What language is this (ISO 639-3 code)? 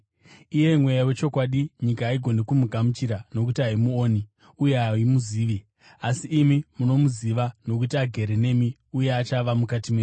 sna